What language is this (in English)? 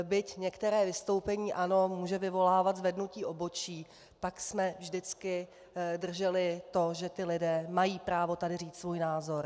Czech